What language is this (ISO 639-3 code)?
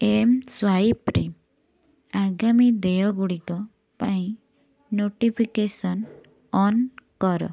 ori